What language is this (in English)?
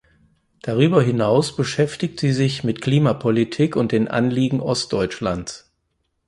German